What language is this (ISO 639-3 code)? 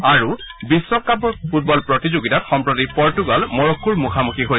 asm